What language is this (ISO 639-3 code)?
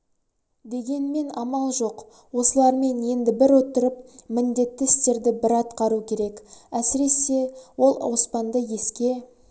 kaz